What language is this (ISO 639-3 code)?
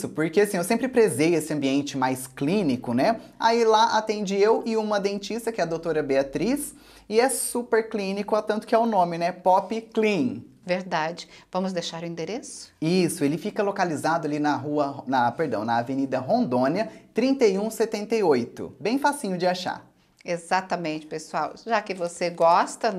por